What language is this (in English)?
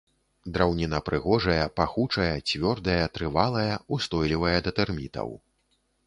Belarusian